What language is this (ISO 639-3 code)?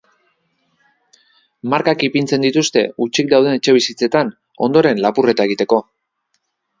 eus